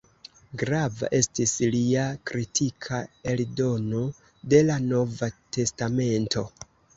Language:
Esperanto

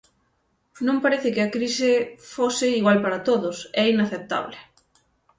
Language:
Galician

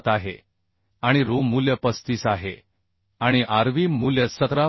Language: Marathi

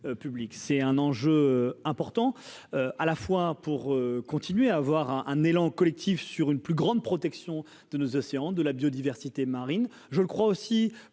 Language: French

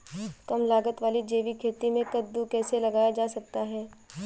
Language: Hindi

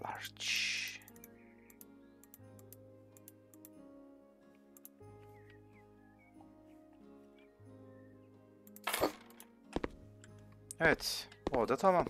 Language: Turkish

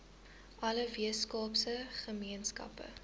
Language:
Afrikaans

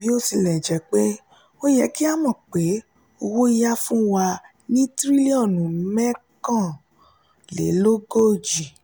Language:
Yoruba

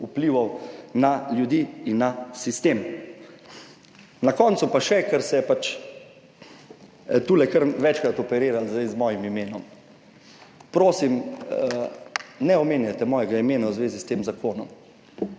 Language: Slovenian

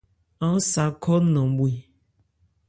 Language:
Ebrié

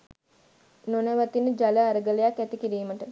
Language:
Sinhala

